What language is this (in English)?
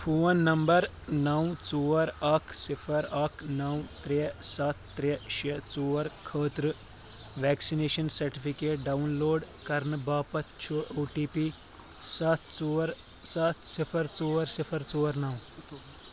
Kashmiri